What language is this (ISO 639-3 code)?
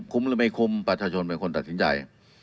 tha